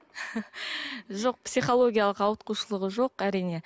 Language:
Kazakh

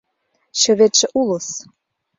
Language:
Mari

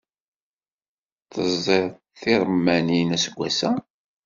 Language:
Kabyle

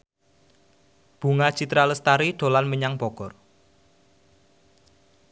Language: Javanese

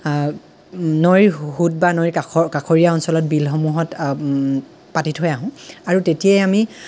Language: Assamese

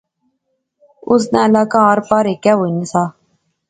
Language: Pahari-Potwari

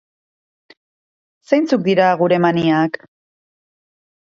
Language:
Basque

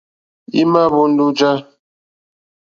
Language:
Mokpwe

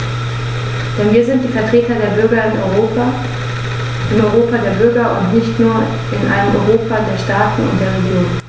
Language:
German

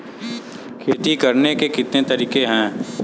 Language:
Hindi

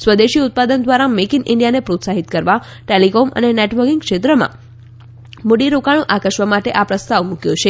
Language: Gujarati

